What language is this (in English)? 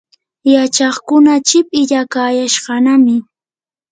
Yanahuanca Pasco Quechua